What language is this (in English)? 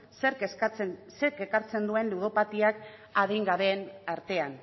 Basque